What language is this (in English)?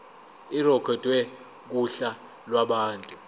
Zulu